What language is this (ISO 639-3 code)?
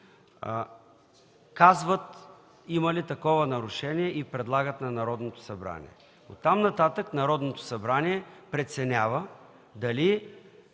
bul